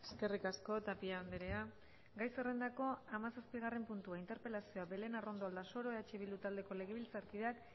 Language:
Basque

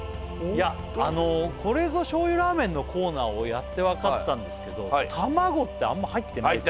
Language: Japanese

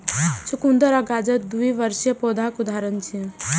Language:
Maithili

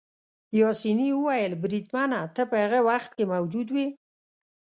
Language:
Pashto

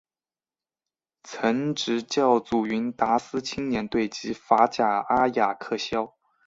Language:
Chinese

